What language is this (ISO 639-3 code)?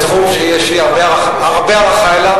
heb